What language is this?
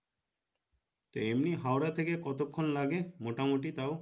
Bangla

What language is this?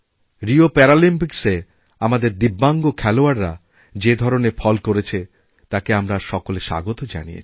Bangla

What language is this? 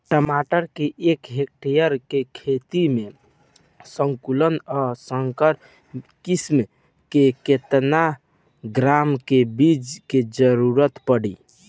Bhojpuri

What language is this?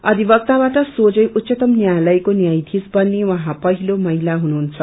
Nepali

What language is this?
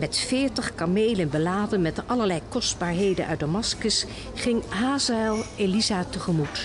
Dutch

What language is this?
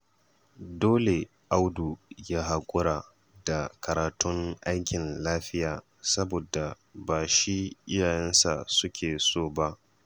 Hausa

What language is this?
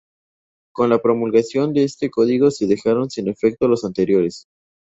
Spanish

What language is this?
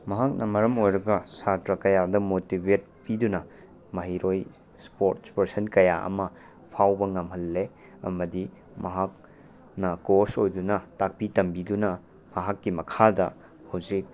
Manipuri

